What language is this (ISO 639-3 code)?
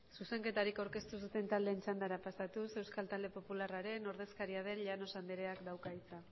eus